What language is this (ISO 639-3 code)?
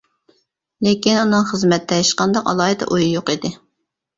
uig